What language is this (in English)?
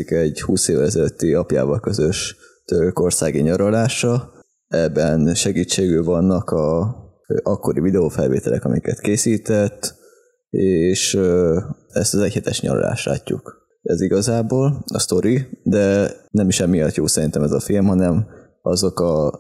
Hungarian